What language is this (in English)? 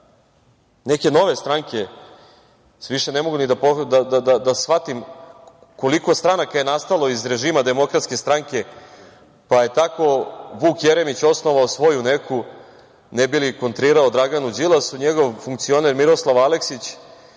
Serbian